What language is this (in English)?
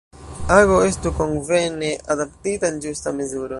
Esperanto